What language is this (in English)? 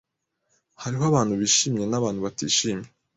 Kinyarwanda